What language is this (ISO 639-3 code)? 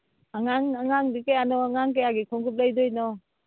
mni